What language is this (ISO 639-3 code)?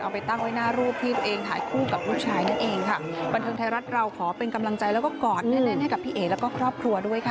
tha